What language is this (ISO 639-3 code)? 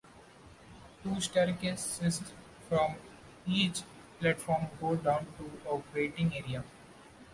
eng